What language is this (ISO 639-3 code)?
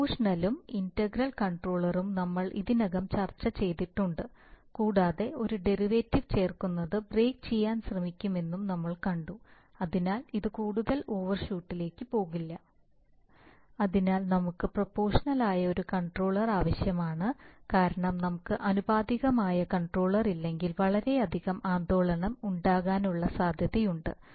mal